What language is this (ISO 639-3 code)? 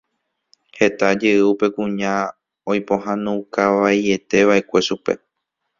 grn